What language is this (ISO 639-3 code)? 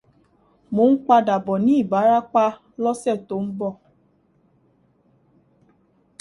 yor